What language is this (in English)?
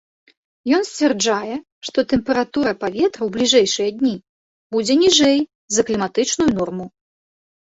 Belarusian